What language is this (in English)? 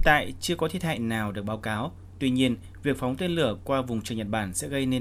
Vietnamese